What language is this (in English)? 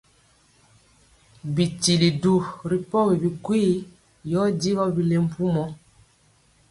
Mpiemo